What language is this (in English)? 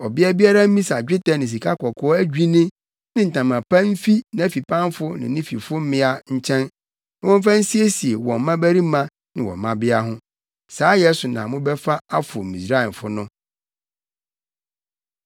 Akan